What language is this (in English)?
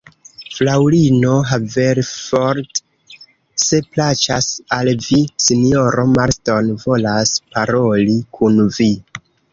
Esperanto